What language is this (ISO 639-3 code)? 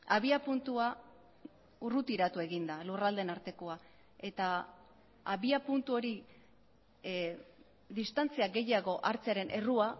eus